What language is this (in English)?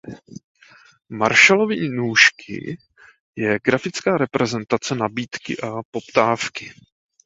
Czech